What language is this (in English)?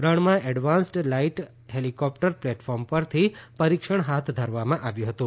Gujarati